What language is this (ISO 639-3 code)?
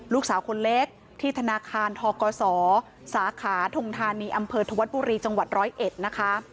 tha